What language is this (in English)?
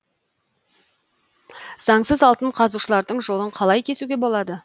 Kazakh